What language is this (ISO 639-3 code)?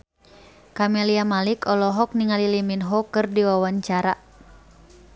sun